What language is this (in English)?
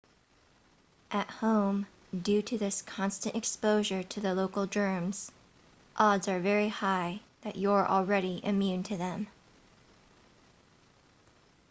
English